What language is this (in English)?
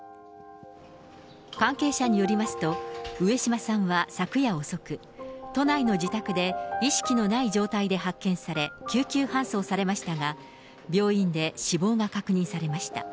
Japanese